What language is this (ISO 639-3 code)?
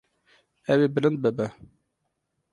kur